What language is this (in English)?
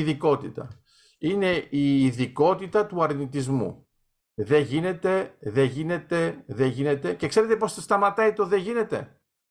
Greek